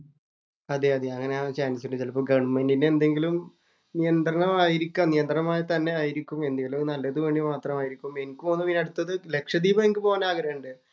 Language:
Malayalam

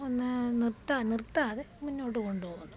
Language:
Malayalam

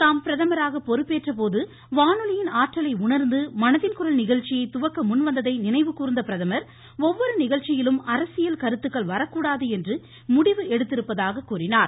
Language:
Tamil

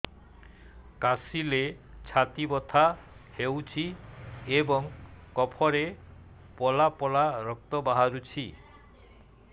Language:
Odia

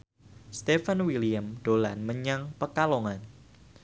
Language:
Javanese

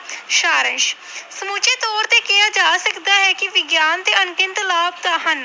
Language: Punjabi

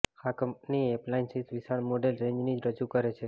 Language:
Gujarati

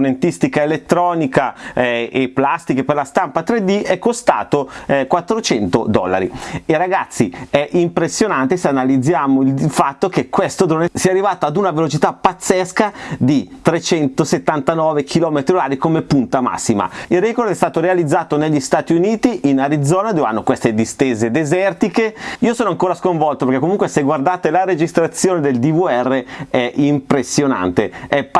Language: Italian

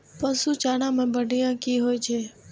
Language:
Maithili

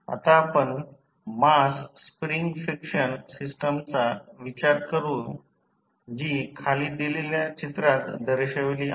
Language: Marathi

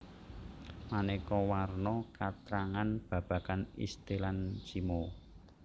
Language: Javanese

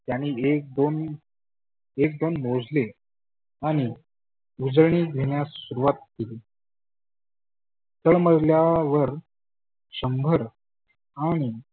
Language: Marathi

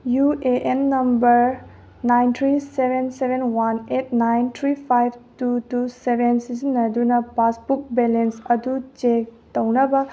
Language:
Manipuri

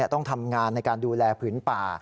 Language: Thai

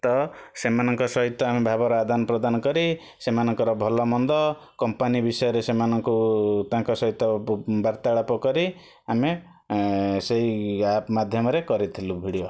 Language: Odia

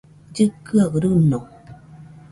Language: Nüpode Huitoto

